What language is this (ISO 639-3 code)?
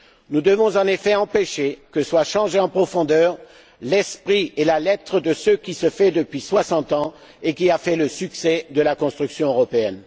fra